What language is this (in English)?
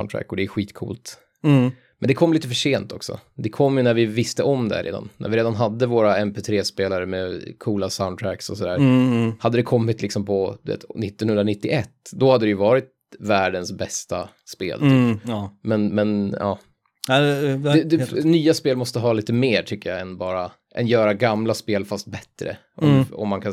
Swedish